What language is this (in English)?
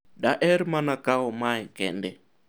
Luo (Kenya and Tanzania)